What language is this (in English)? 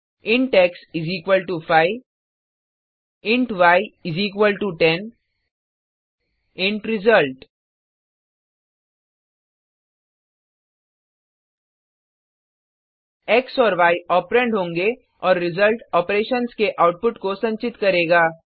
Hindi